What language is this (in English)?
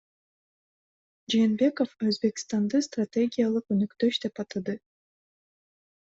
Kyrgyz